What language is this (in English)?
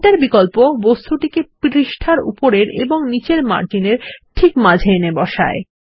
Bangla